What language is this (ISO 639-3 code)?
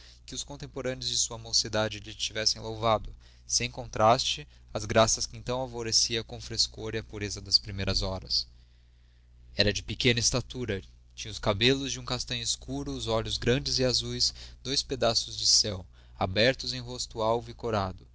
por